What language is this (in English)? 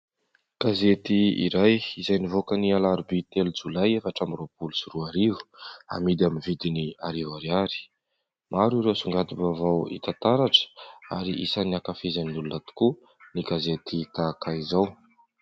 Malagasy